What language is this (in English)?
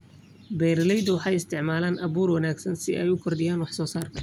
Somali